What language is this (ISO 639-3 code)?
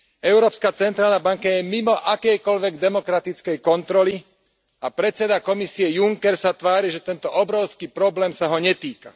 slk